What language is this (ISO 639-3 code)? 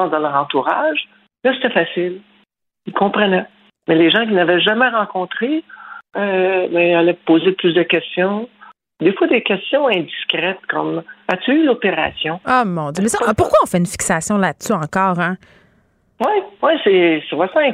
fra